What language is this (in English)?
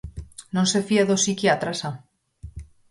Galician